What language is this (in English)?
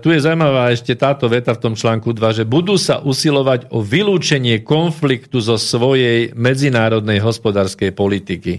Slovak